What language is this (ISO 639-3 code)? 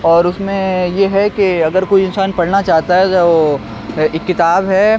urd